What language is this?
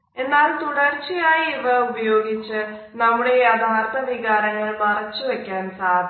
Malayalam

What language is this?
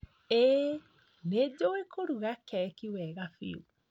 Kikuyu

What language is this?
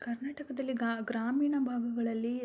Kannada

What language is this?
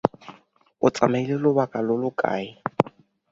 Tswana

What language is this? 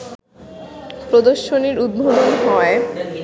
Bangla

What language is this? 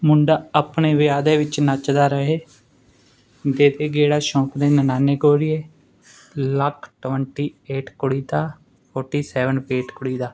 Punjabi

